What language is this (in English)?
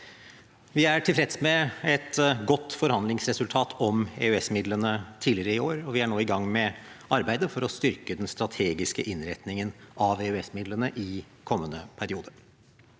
Norwegian